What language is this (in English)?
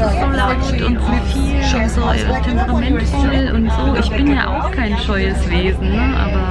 German